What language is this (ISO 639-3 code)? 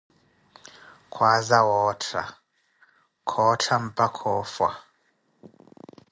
eko